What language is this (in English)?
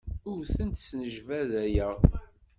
Kabyle